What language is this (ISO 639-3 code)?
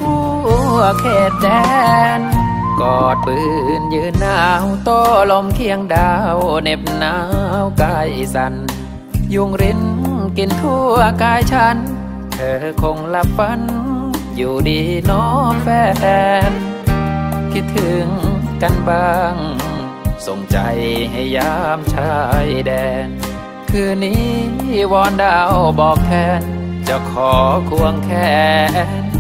tha